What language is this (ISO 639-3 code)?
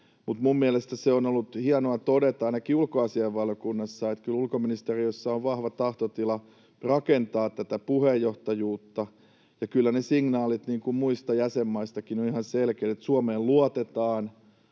fin